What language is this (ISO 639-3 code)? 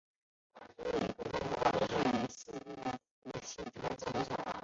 zho